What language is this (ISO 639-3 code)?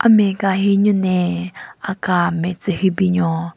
nre